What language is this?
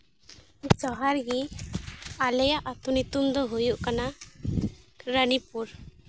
Santali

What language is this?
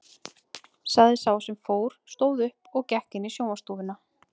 Icelandic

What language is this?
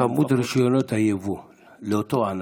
Hebrew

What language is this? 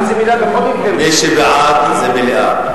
Hebrew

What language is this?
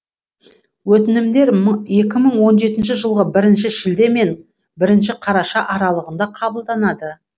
Kazakh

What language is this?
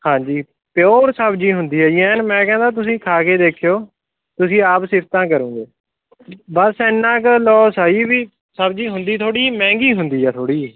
Punjabi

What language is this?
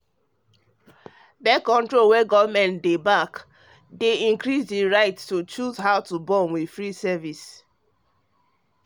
Nigerian Pidgin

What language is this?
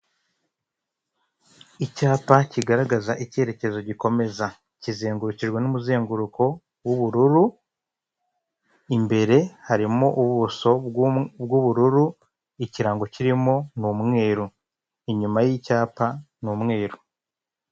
Kinyarwanda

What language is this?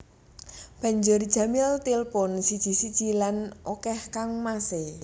Javanese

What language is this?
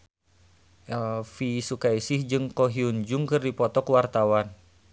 Sundanese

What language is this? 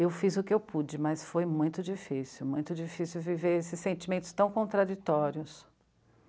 Portuguese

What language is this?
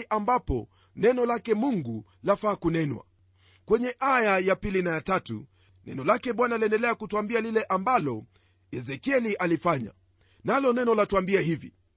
Swahili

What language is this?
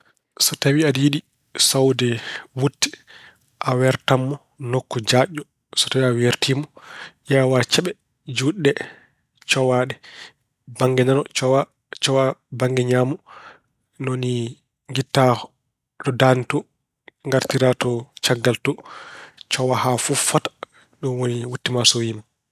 Fula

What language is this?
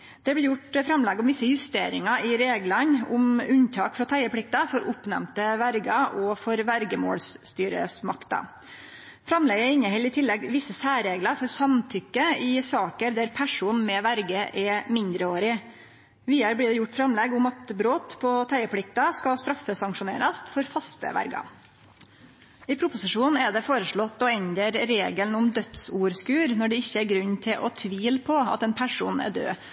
Norwegian Nynorsk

